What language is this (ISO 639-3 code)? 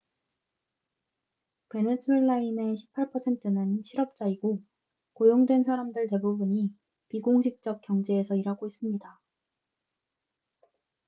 kor